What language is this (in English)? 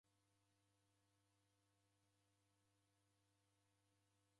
Taita